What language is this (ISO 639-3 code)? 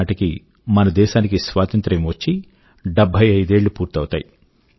tel